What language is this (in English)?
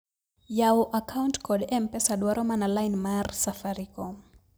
Luo (Kenya and Tanzania)